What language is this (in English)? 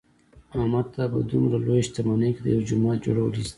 Pashto